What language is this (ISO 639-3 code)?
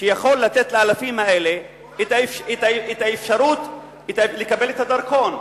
heb